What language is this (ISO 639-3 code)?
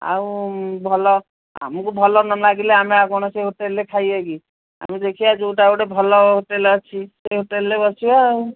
ori